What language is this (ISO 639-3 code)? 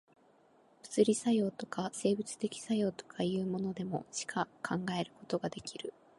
jpn